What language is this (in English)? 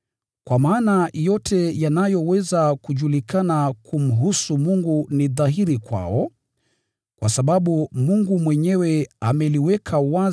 Swahili